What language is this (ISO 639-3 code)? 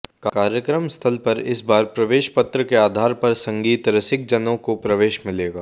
hin